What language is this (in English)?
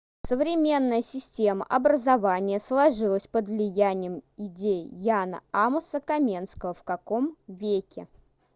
Russian